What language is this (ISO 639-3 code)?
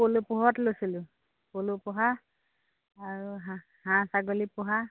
asm